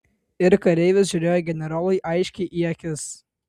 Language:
Lithuanian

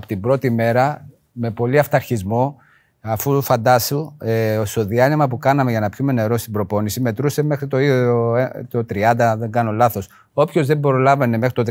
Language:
Greek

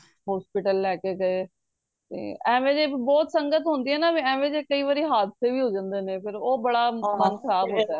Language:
Punjabi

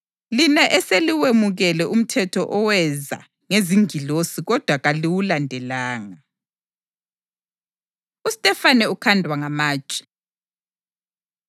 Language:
North Ndebele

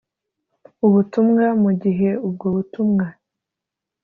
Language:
Kinyarwanda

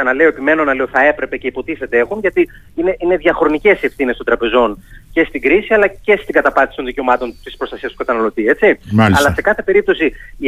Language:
Greek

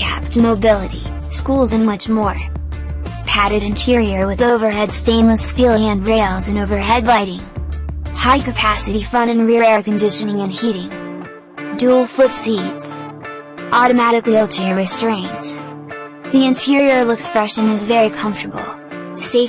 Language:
English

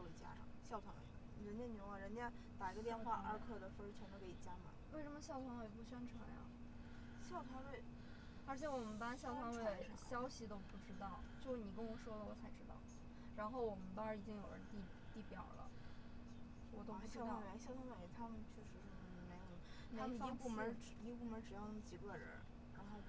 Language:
Chinese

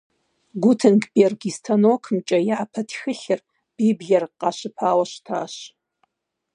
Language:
Kabardian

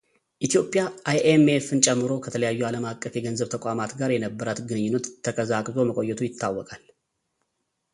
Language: Amharic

